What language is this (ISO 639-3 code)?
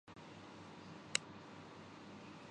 urd